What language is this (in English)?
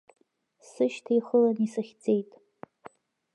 Abkhazian